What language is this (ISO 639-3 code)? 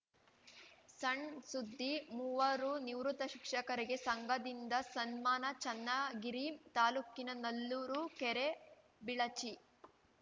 kan